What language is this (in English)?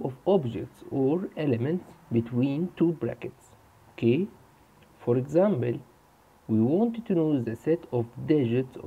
English